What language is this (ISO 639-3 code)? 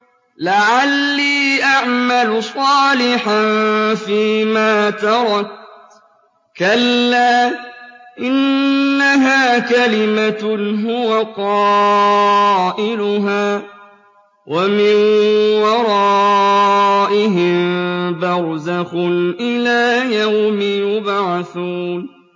ara